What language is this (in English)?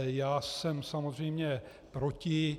Czech